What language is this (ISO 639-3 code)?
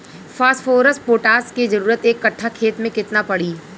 bho